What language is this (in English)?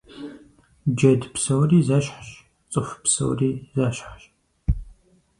Kabardian